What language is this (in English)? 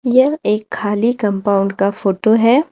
Hindi